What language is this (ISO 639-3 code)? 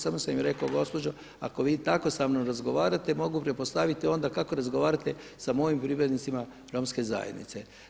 hrv